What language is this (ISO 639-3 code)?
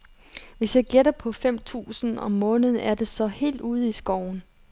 dan